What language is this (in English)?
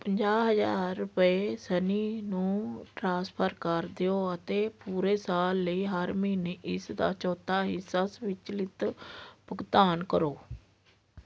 Punjabi